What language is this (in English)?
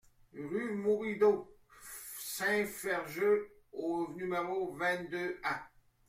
French